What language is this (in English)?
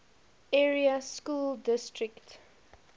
English